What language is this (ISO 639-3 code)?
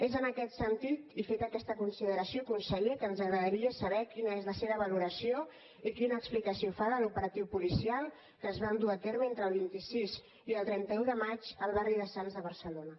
cat